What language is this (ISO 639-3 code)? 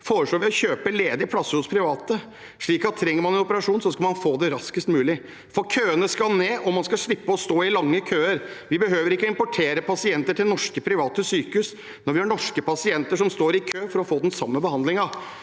nor